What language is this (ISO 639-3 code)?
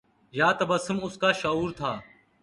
urd